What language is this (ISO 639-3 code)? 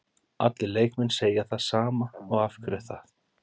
isl